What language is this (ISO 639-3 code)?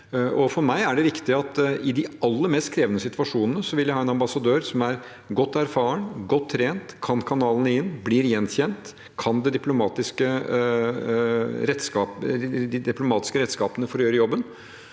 nor